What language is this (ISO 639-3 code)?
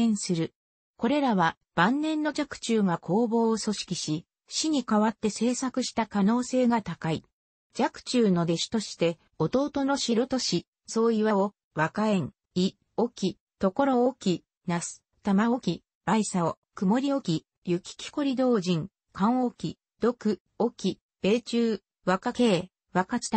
jpn